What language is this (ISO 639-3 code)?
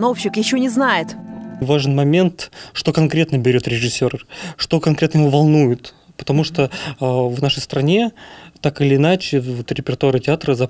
rus